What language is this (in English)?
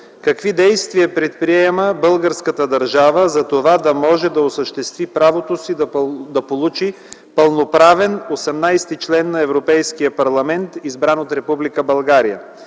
Bulgarian